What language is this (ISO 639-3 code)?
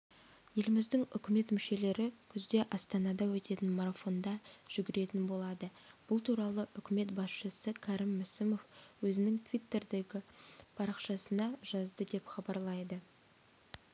kaz